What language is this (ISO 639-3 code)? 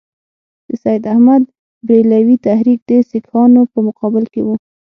pus